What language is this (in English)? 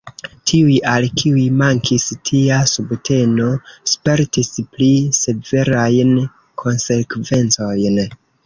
Esperanto